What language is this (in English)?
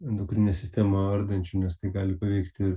Lithuanian